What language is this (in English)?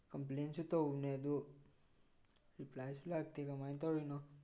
Manipuri